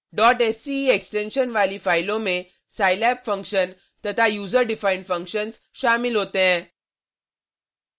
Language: Hindi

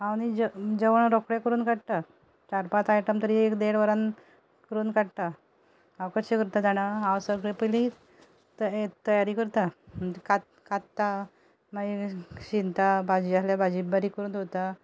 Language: Konkani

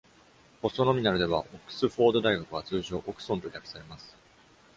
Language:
Japanese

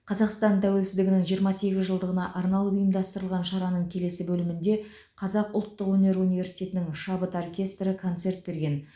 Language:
Kazakh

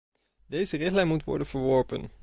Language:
Dutch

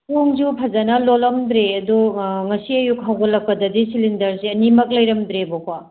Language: Manipuri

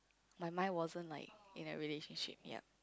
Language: English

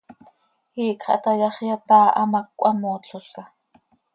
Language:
Seri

